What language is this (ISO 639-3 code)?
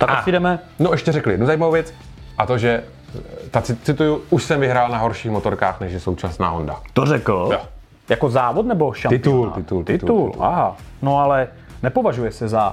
ces